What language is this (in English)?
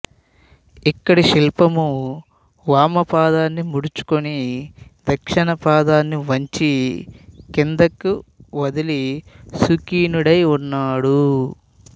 Telugu